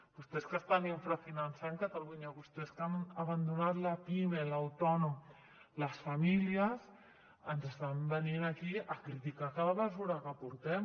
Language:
Catalan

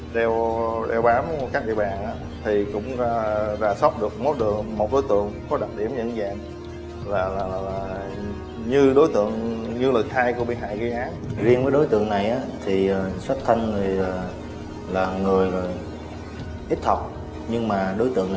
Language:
Vietnamese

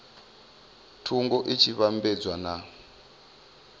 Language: Venda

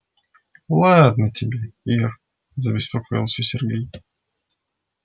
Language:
Russian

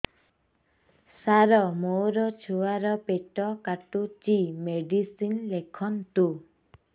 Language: Odia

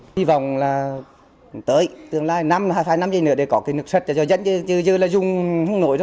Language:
Vietnamese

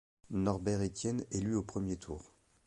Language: French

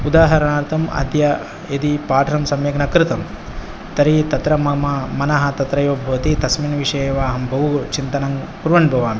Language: Sanskrit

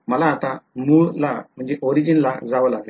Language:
Marathi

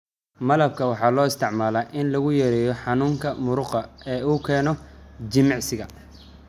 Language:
Somali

